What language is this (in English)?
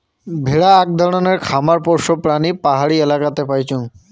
Bangla